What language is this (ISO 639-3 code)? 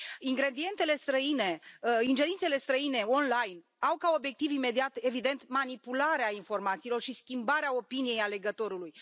ron